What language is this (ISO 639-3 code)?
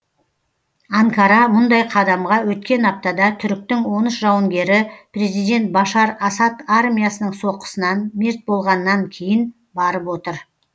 kaz